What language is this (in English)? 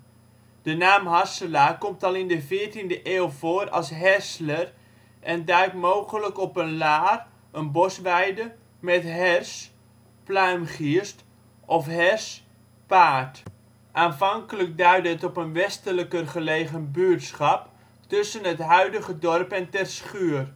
Dutch